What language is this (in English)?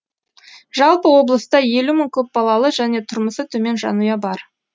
Kazakh